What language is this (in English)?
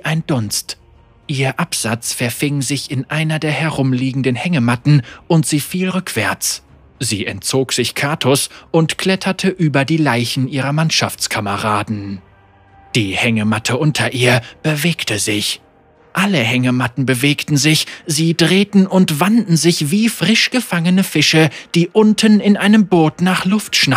German